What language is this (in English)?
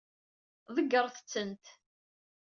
Kabyle